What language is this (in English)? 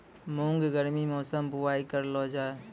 Maithili